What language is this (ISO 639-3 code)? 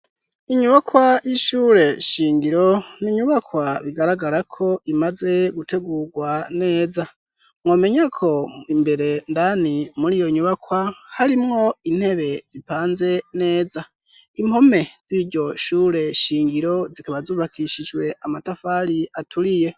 run